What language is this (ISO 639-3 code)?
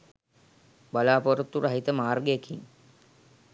sin